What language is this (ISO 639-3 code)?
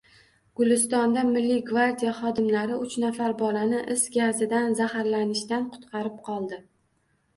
uzb